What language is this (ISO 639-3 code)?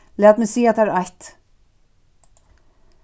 fao